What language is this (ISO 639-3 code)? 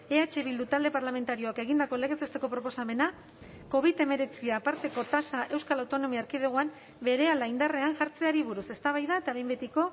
eus